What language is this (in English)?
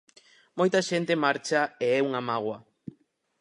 Galician